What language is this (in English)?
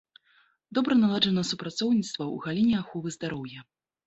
Belarusian